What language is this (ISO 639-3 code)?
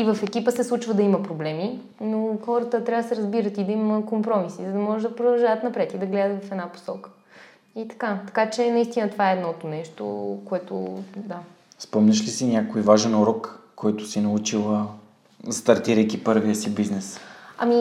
bul